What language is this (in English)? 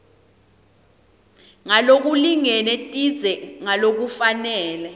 Swati